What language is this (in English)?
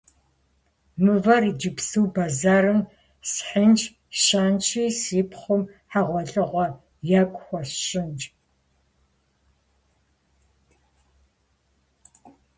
Kabardian